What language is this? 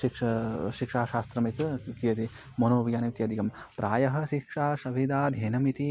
Sanskrit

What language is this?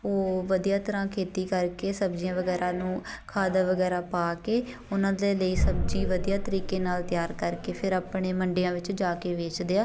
Punjabi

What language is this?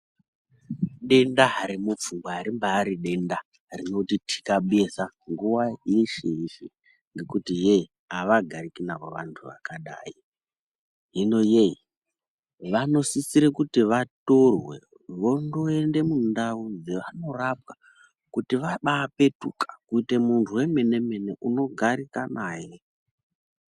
Ndau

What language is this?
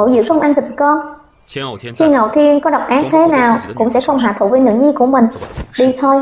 Vietnamese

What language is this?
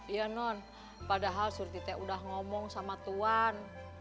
Indonesian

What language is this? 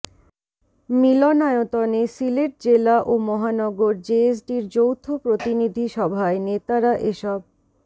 Bangla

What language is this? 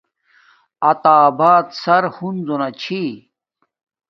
Domaaki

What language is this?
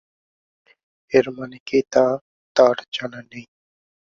Bangla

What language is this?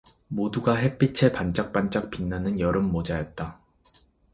Korean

